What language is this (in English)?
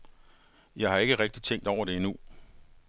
Danish